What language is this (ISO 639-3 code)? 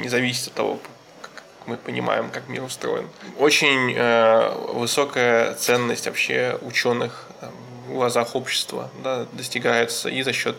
rus